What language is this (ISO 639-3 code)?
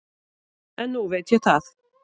isl